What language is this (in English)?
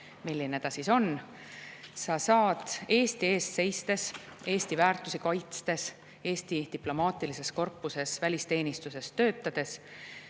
Estonian